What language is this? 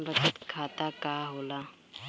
Bhojpuri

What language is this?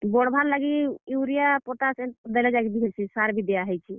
Odia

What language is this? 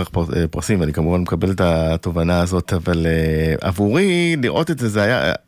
Hebrew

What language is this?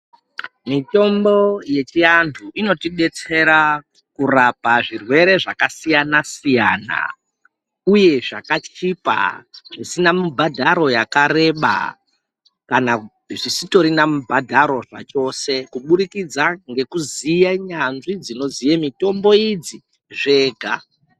Ndau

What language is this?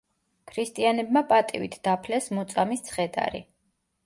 Georgian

